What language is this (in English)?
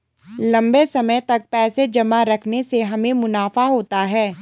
Hindi